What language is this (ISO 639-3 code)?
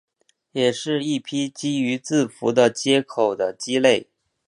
zho